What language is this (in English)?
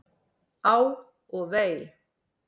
Icelandic